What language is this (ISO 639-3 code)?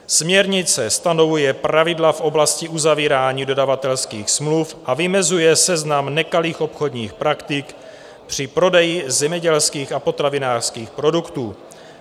ces